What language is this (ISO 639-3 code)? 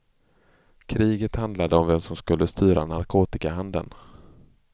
swe